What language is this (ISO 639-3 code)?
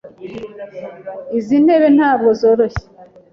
kin